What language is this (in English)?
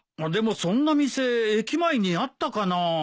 Japanese